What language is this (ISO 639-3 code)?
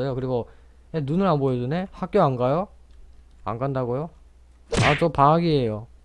kor